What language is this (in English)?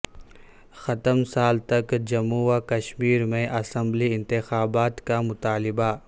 Urdu